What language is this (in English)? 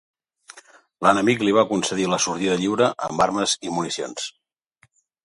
Catalan